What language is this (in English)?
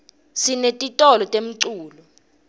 Swati